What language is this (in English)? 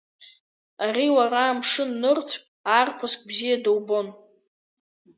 Abkhazian